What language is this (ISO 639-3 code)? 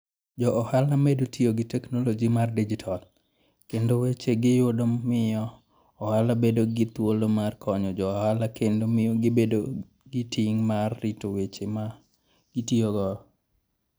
luo